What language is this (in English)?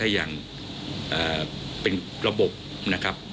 Thai